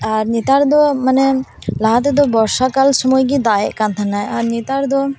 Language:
Santali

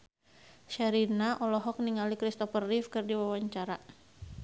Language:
Sundanese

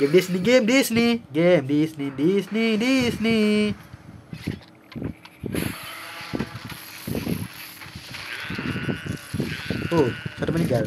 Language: Malay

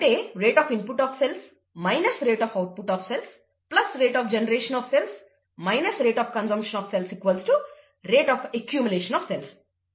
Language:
Telugu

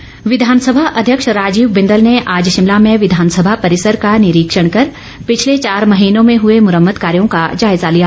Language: Hindi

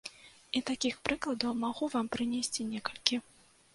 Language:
Belarusian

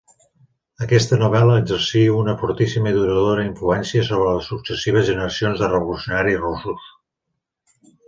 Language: Catalan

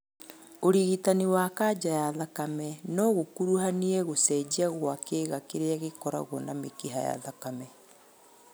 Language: Kikuyu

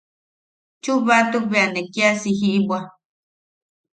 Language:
Yaqui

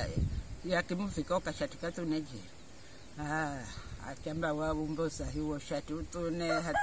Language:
Indonesian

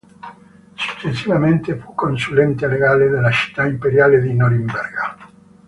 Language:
Italian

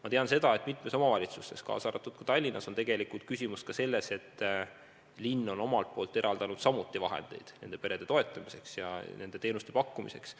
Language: Estonian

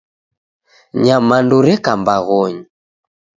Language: Taita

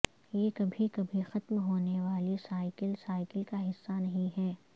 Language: Urdu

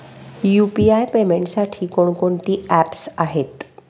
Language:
Marathi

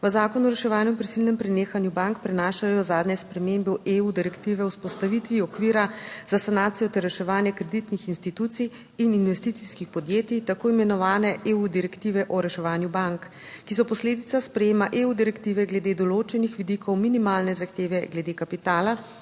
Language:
Slovenian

